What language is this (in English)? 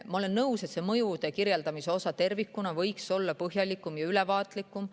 Estonian